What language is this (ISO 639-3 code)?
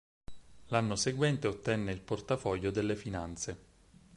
ita